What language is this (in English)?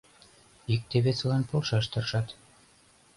Mari